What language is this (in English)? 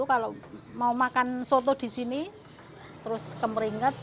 Indonesian